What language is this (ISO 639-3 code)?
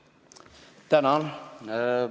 est